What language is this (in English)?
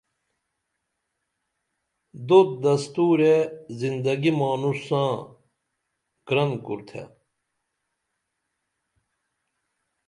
Dameli